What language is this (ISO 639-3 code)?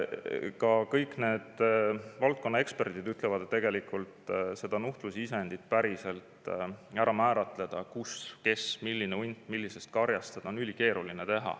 est